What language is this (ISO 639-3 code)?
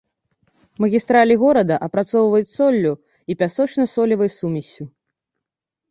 bel